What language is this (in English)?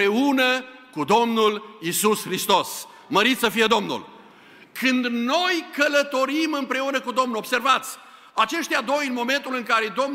Romanian